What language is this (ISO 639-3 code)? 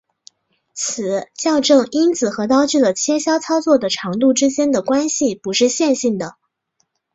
zho